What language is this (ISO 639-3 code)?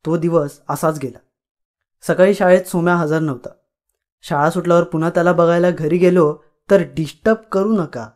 mar